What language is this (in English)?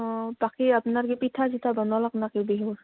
Assamese